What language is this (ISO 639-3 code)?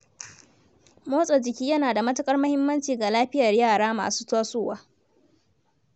hau